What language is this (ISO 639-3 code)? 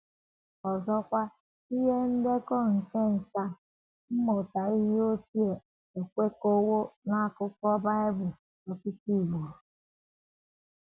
ibo